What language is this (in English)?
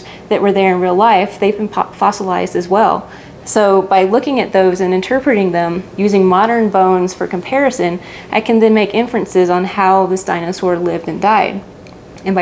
English